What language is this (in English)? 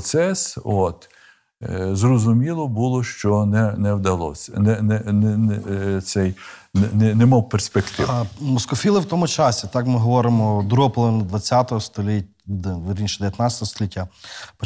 Ukrainian